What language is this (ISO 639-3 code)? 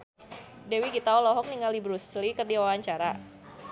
sun